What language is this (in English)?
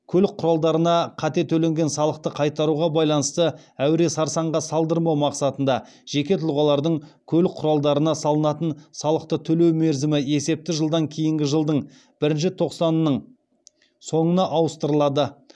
Kazakh